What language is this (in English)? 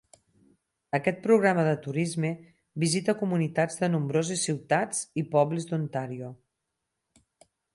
Catalan